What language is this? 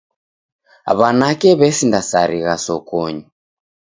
Taita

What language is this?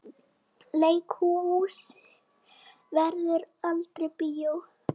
Icelandic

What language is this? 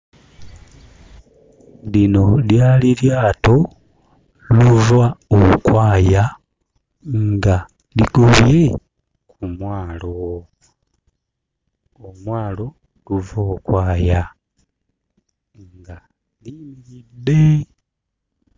Ganda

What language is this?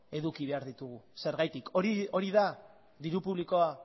Basque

